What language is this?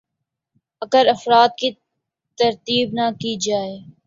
Urdu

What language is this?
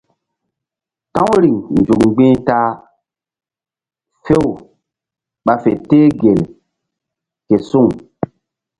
Mbum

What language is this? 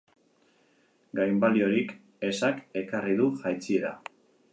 Basque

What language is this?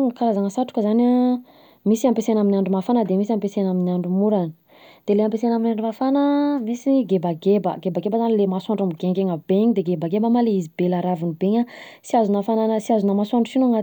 Southern Betsimisaraka Malagasy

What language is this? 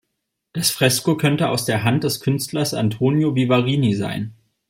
German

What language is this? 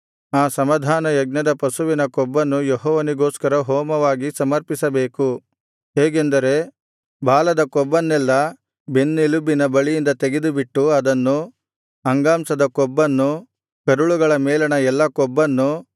Kannada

